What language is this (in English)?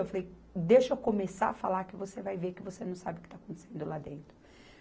Portuguese